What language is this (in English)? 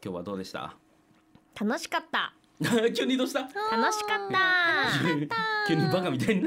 Japanese